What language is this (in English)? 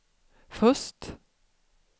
Swedish